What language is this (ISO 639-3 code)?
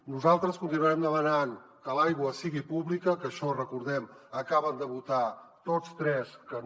cat